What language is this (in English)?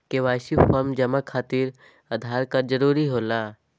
Magahi